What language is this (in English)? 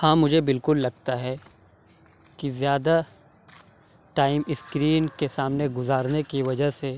Urdu